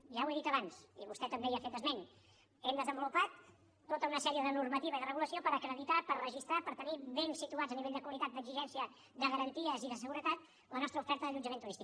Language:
Catalan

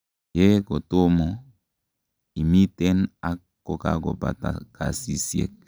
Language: Kalenjin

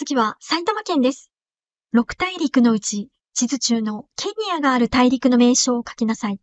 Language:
Japanese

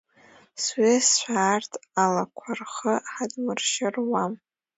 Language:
Abkhazian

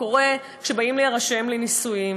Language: Hebrew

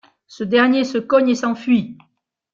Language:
French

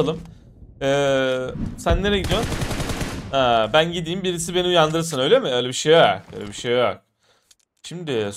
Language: Turkish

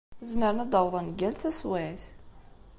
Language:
Kabyle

